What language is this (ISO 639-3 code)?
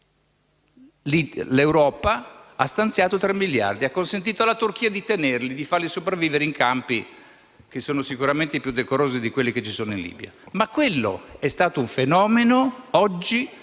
ita